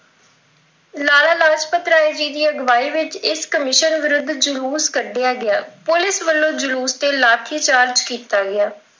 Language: Punjabi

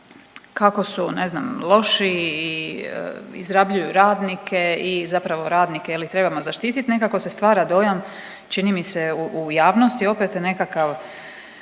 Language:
Croatian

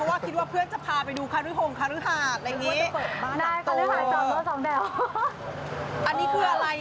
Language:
Thai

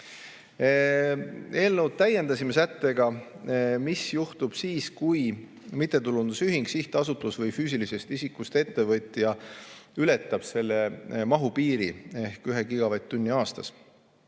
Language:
Estonian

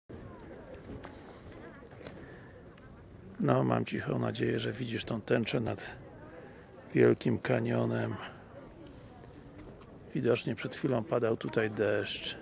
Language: Polish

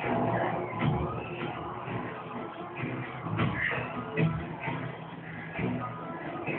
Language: Spanish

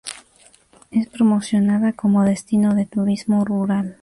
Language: Spanish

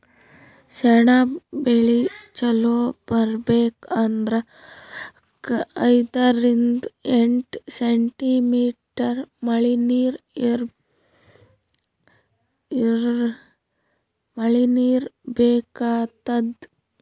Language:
Kannada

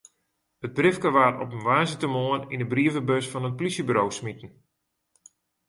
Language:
Western Frisian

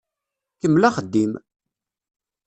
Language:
Kabyle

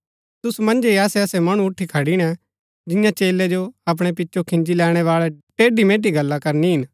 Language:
Gaddi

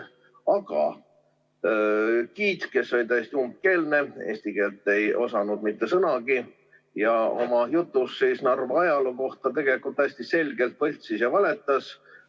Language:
Estonian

